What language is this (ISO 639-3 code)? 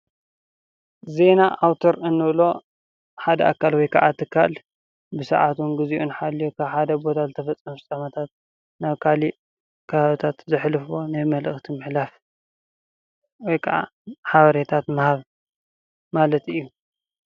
tir